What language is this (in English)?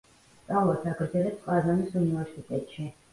Georgian